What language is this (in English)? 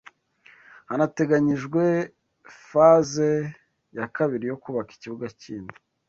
Kinyarwanda